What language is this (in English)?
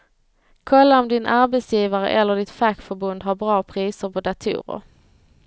Swedish